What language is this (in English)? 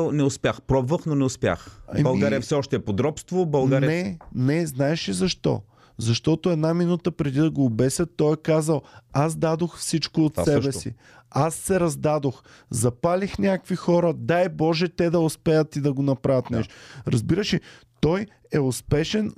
Bulgarian